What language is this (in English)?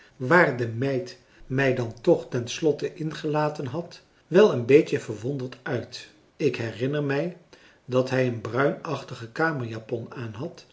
Dutch